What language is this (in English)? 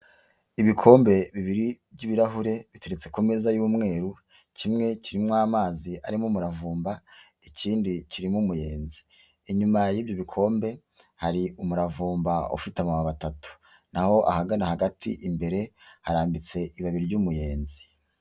Kinyarwanda